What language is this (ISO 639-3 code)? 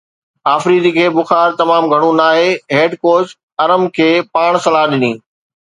snd